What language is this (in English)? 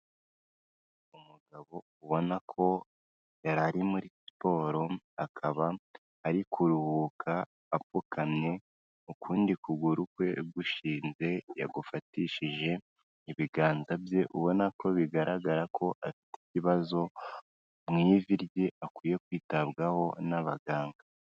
Kinyarwanda